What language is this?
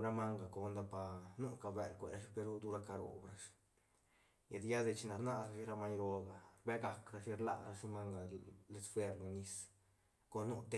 Santa Catarina Albarradas Zapotec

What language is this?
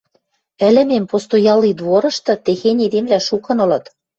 Western Mari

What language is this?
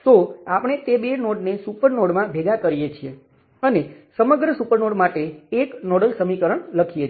Gujarati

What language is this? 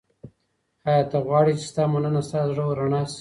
Pashto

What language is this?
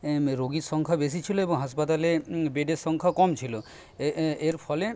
Bangla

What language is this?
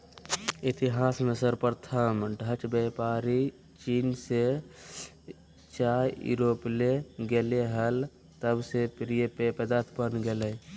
Magahi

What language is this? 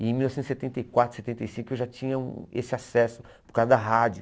Portuguese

